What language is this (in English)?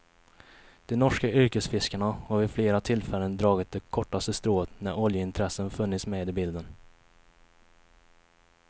Swedish